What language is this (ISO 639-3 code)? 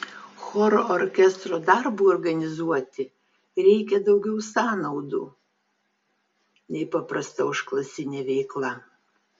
lit